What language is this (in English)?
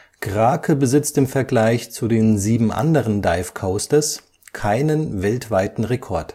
German